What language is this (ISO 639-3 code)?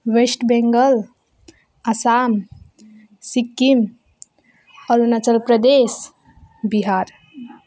nep